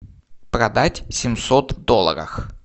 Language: Russian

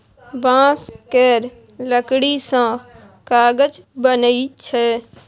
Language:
Maithili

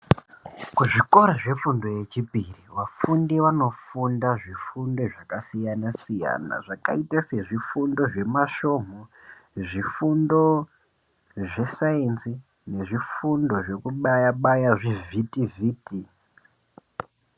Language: Ndau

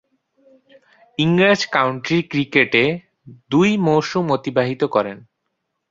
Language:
Bangla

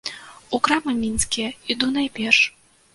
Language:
Belarusian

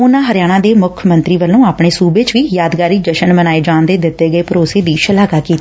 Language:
Punjabi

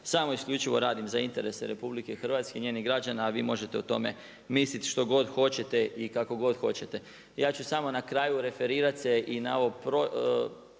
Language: Croatian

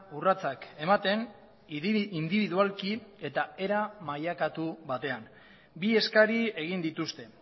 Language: Basque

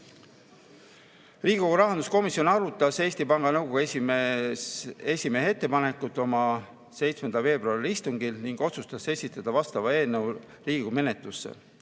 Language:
Estonian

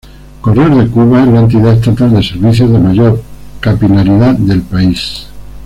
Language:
Spanish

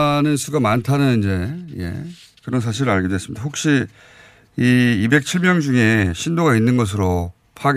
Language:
Korean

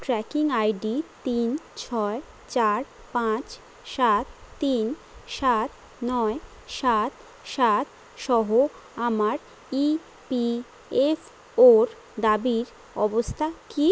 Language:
Bangla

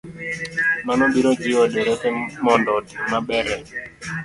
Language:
Luo (Kenya and Tanzania)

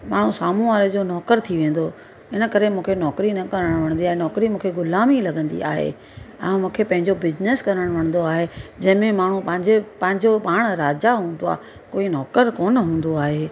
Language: Sindhi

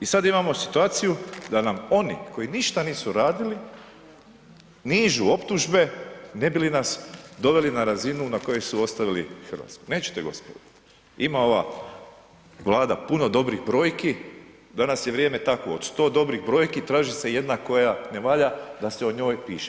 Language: Croatian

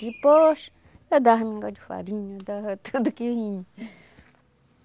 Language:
Portuguese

